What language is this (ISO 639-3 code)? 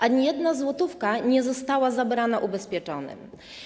pol